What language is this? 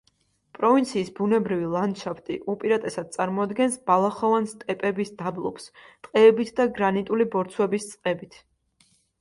Georgian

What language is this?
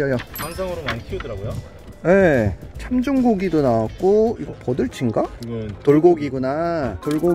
Korean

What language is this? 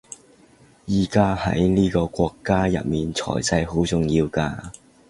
Cantonese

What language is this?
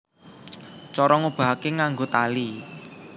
Javanese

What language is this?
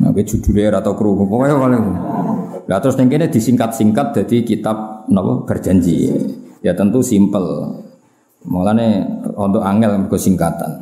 Indonesian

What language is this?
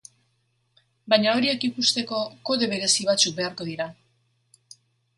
Basque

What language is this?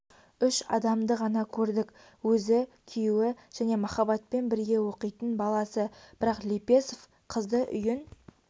Kazakh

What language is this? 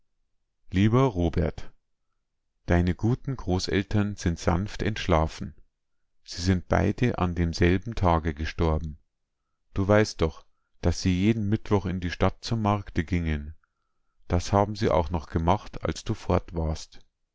German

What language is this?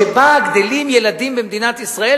Hebrew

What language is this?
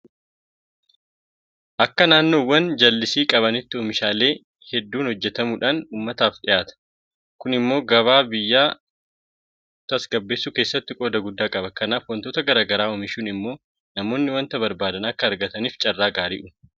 Oromo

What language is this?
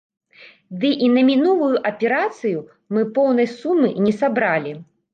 Belarusian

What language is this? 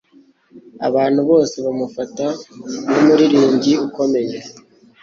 Kinyarwanda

